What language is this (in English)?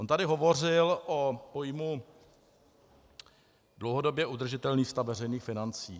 Czech